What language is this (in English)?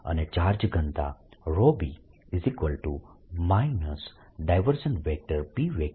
Gujarati